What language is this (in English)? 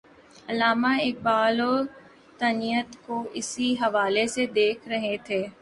Urdu